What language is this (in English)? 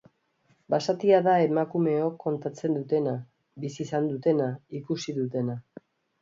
Basque